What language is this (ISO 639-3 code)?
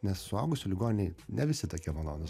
lit